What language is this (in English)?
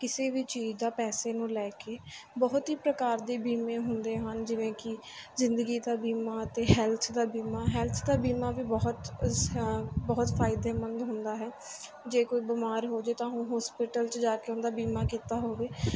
Punjabi